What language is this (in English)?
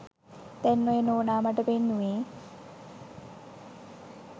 Sinhala